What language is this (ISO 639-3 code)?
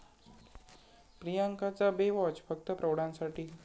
mar